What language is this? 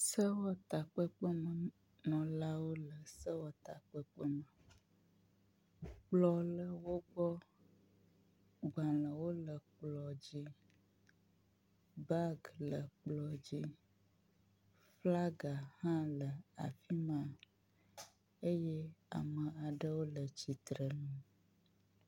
Ewe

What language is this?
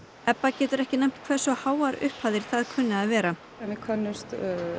Icelandic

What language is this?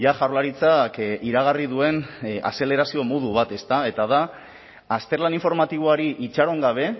Basque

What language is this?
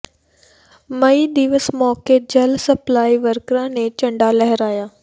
Punjabi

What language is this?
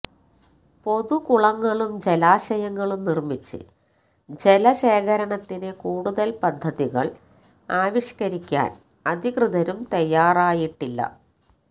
Malayalam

